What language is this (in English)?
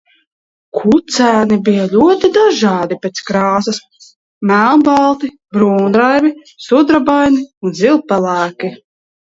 Latvian